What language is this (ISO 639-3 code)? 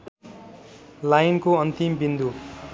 nep